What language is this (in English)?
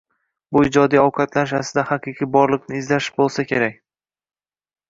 Uzbek